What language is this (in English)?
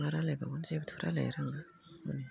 Bodo